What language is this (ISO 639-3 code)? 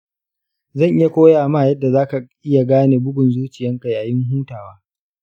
hau